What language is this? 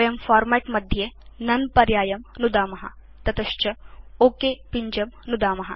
Sanskrit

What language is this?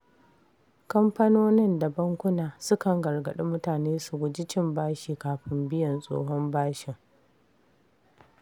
Hausa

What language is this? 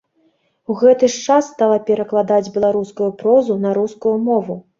Belarusian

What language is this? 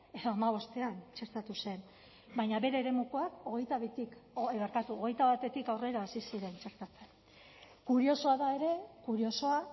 Basque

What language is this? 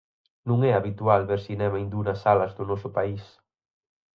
Galician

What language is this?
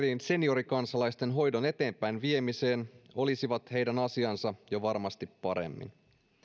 Finnish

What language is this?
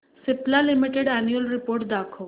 Marathi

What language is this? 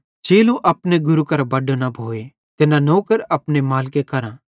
Bhadrawahi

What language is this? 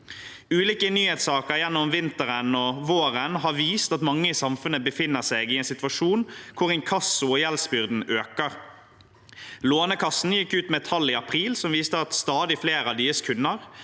Norwegian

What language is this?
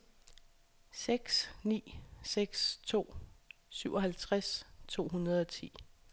Danish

